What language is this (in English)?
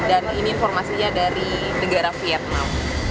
Indonesian